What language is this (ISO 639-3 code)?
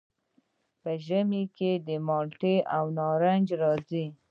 pus